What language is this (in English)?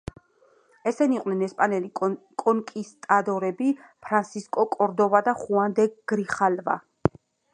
Georgian